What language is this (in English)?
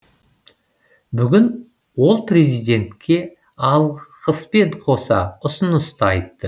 Kazakh